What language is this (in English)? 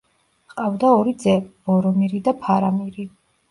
Georgian